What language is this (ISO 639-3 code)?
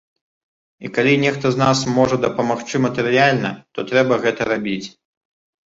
bel